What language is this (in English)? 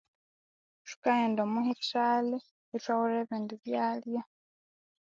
Konzo